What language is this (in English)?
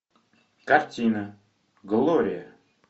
Russian